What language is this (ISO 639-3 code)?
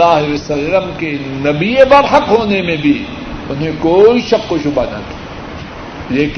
urd